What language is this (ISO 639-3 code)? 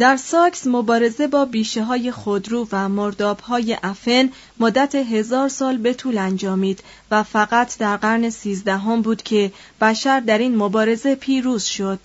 fas